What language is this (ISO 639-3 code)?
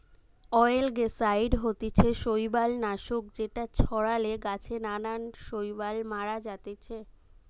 ben